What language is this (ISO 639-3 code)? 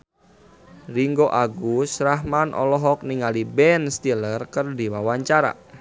sun